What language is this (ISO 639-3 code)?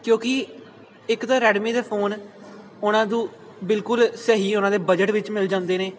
pan